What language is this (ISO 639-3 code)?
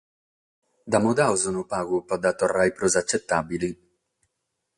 srd